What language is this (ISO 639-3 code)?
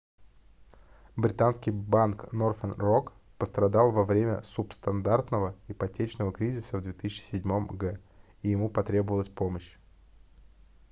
rus